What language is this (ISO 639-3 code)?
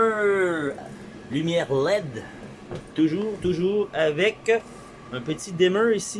fra